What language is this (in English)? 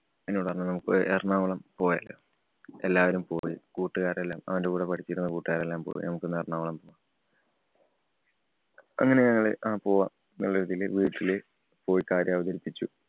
Malayalam